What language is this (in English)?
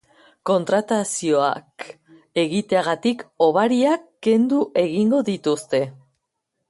Basque